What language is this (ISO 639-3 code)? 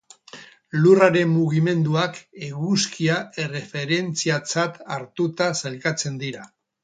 eus